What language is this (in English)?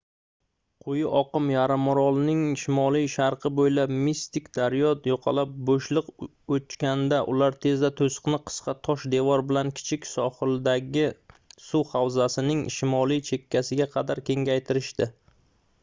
Uzbek